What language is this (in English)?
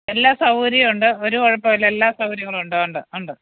Malayalam